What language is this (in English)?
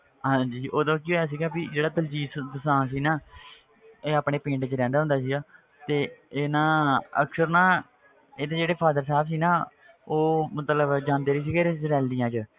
Punjabi